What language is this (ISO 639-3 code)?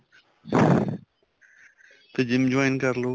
pan